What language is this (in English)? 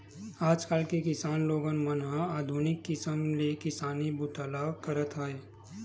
Chhattisgarhi